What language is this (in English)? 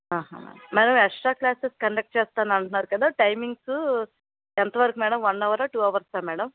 Telugu